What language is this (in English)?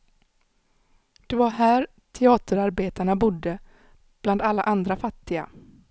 Swedish